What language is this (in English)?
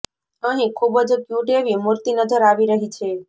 Gujarati